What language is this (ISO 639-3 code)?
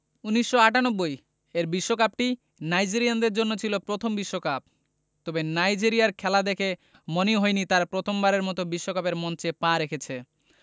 ben